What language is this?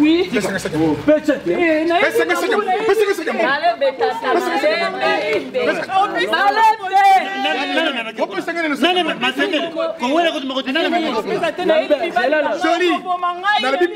French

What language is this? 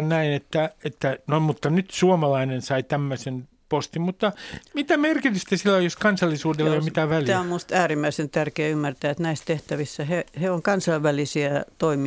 Finnish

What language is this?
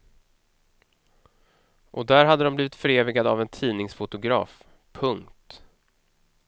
Swedish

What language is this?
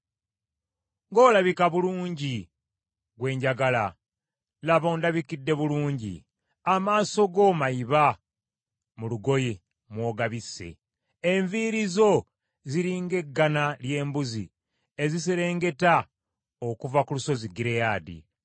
Ganda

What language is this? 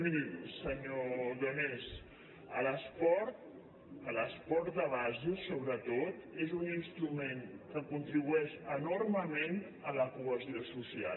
Catalan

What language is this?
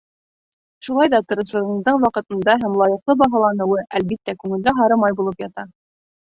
Bashkir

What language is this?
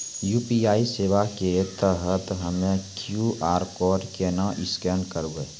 Maithili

